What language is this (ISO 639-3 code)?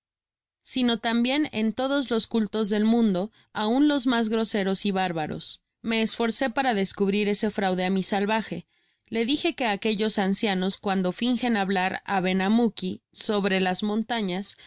spa